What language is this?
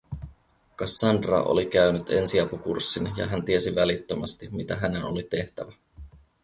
Finnish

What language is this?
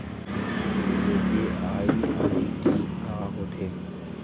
Chhattisgarhi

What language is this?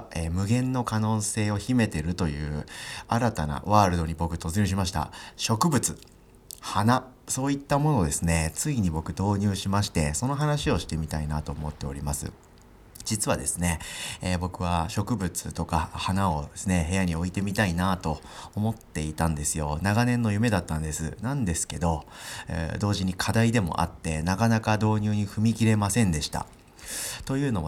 Japanese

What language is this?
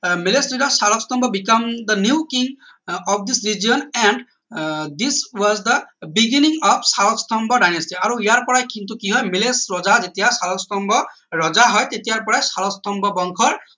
Assamese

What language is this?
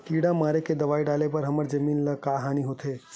Chhattisgarhi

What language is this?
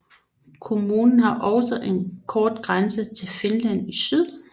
Danish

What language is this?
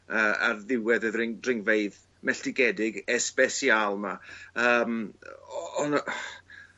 Welsh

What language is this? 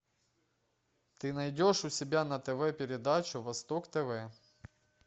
Russian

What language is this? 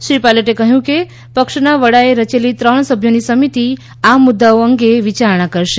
Gujarati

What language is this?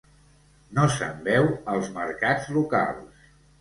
Catalan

